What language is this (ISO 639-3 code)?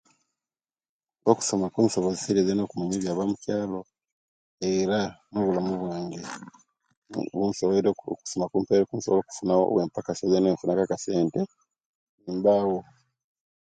lke